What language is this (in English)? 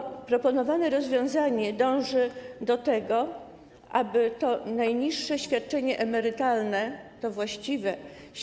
Polish